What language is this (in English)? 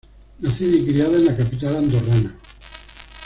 Spanish